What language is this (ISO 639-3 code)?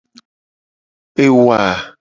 gej